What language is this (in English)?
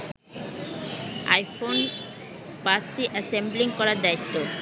Bangla